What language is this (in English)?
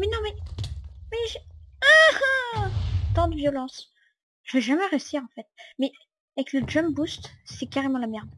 French